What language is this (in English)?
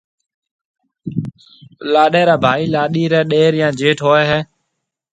Marwari (Pakistan)